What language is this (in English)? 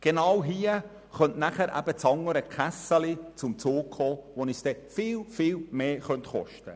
Swiss German